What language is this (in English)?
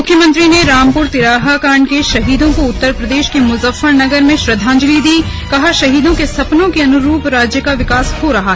Hindi